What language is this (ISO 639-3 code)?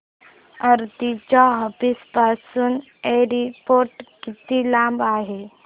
mar